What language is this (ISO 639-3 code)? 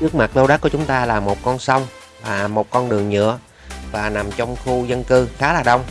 vie